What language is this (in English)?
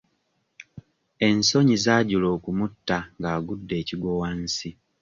Ganda